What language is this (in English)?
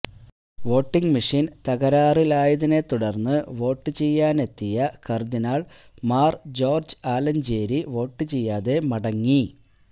Malayalam